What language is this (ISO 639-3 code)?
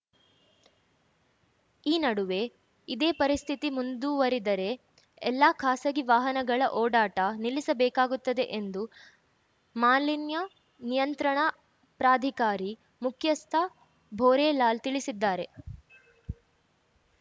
kan